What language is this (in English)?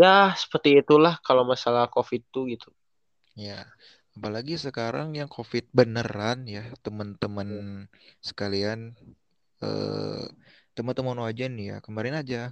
Indonesian